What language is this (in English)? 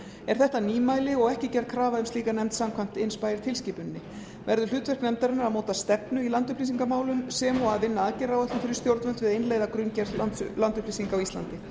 Icelandic